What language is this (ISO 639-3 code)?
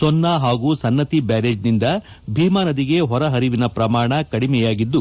kan